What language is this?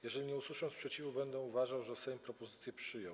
Polish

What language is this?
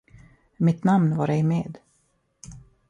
Swedish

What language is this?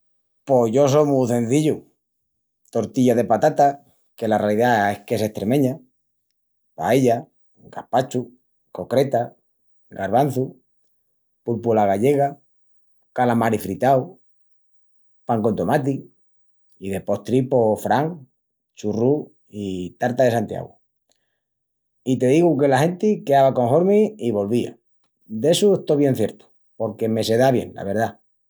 Extremaduran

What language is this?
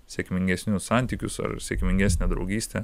Lithuanian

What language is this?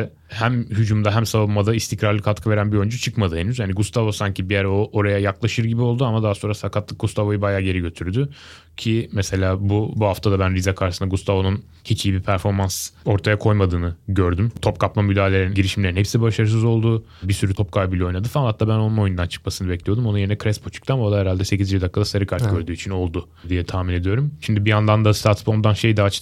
Turkish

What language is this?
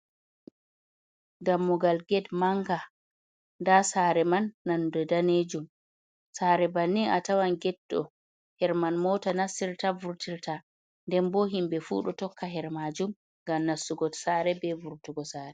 Fula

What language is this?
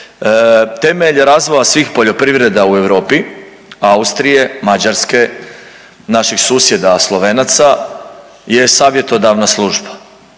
Croatian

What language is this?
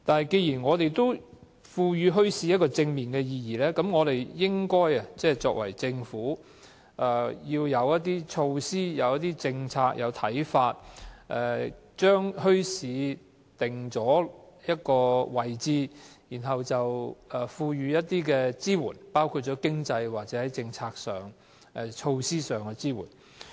Cantonese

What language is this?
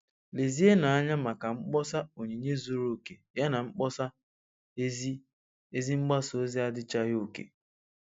Igbo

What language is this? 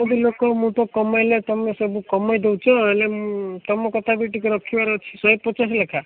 Odia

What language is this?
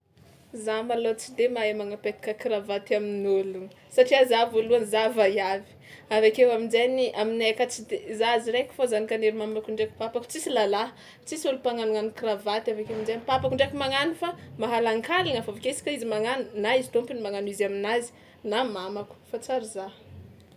Tsimihety Malagasy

